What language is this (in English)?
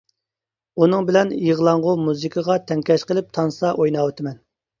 Uyghur